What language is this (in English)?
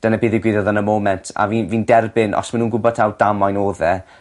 Welsh